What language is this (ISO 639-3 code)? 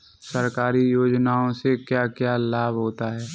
hin